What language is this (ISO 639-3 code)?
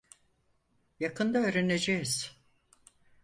tur